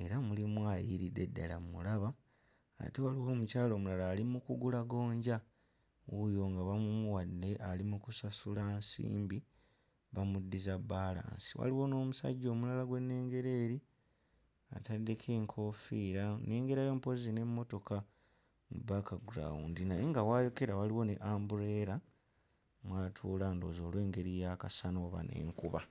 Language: Ganda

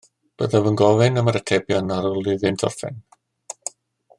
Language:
Welsh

